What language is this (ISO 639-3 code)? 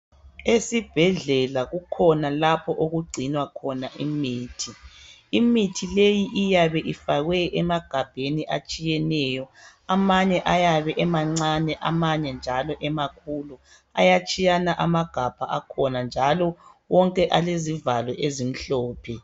nde